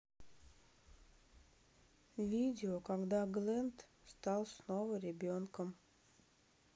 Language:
Russian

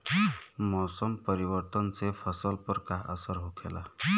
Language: Bhojpuri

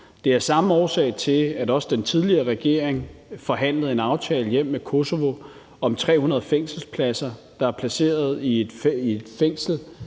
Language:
Danish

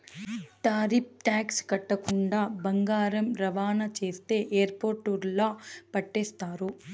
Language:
Telugu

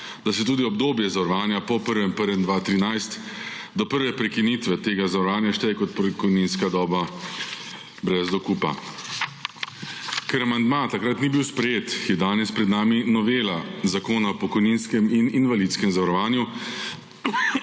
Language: Slovenian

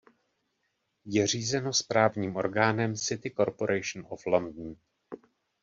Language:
Czech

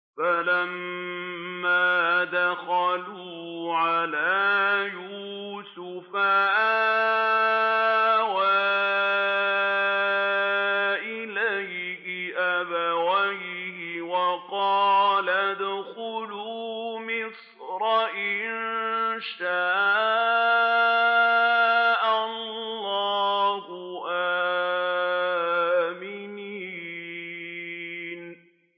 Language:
Arabic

